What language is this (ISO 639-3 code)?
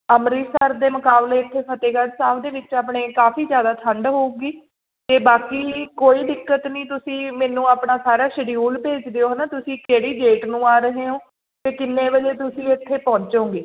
pan